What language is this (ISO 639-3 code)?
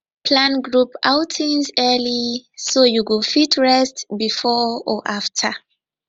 pcm